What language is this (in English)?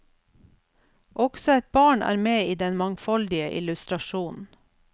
Norwegian